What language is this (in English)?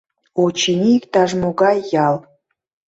Mari